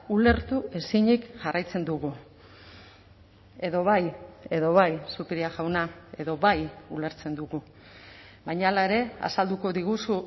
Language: Basque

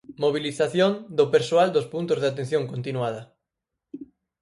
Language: Galician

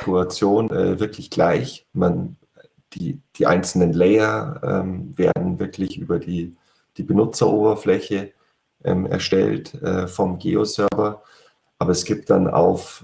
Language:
German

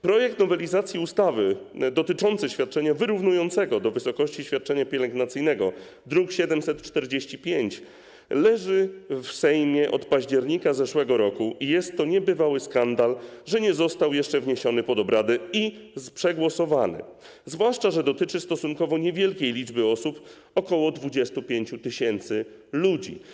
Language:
Polish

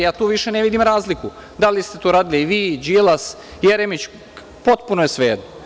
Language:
Serbian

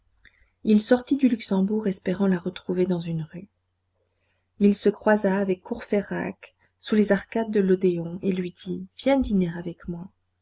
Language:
French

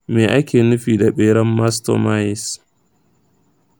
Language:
Hausa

